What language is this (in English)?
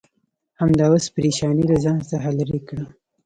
Pashto